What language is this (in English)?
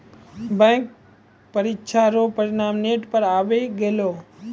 Maithili